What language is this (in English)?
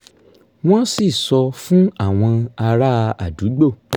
Yoruba